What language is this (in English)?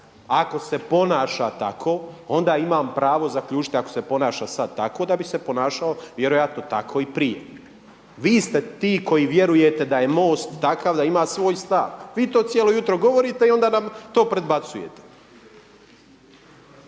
Croatian